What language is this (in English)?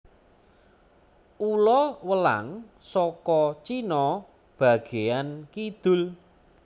Javanese